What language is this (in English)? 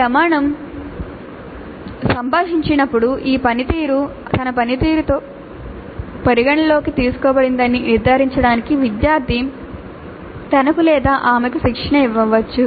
Telugu